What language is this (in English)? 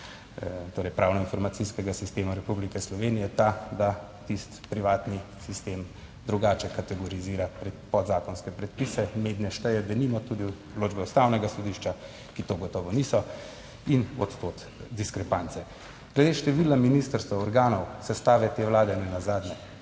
Slovenian